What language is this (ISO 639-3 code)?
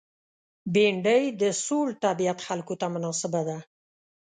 pus